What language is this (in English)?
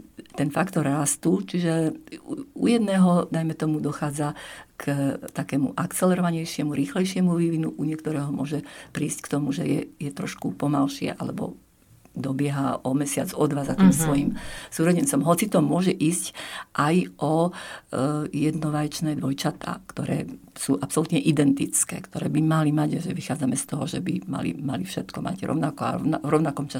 Slovak